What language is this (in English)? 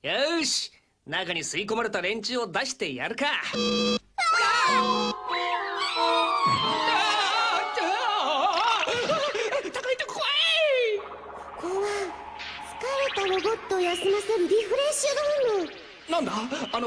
Japanese